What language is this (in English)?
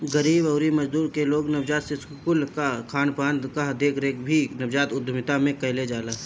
Bhojpuri